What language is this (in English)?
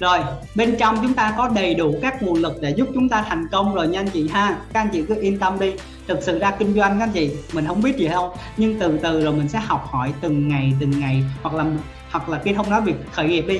Vietnamese